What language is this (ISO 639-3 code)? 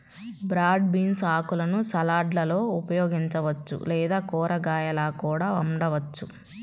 tel